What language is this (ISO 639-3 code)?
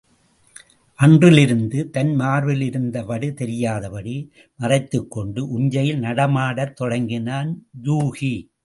tam